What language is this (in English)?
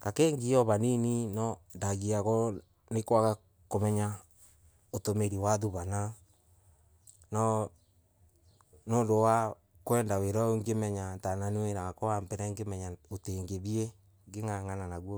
Embu